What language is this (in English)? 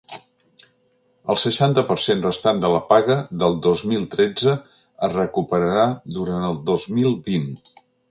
Catalan